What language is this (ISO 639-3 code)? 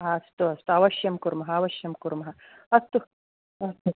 san